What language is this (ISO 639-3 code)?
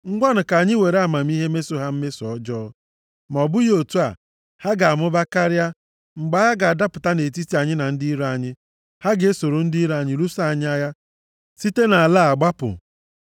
ibo